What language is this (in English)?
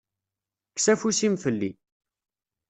Kabyle